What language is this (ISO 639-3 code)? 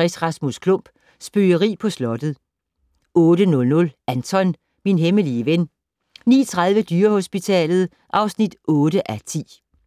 dan